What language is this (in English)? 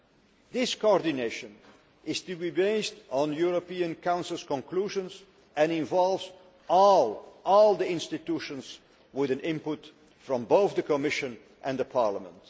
English